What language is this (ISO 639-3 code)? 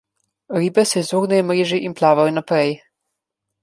slv